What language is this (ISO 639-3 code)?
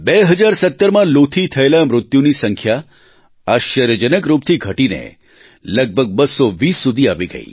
guj